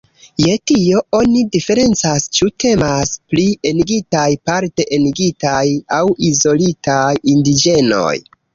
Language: Esperanto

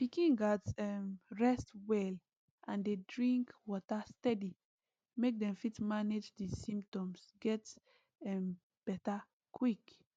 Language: Nigerian Pidgin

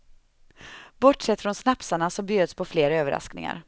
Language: Swedish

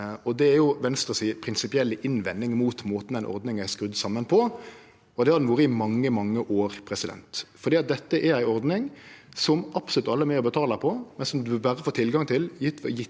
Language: Norwegian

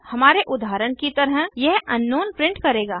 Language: Hindi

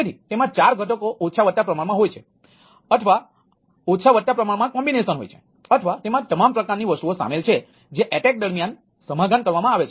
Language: Gujarati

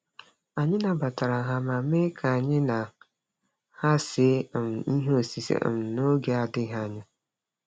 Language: Igbo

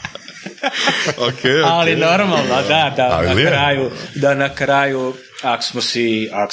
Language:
Croatian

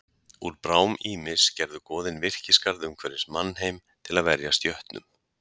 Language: Icelandic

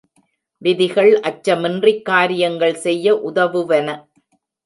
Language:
Tamil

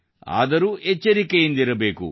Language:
Kannada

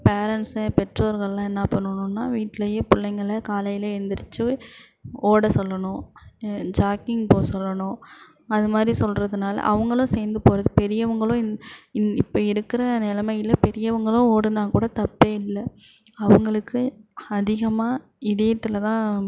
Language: Tamil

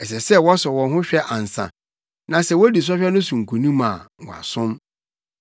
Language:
Akan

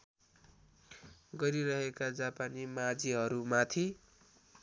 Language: Nepali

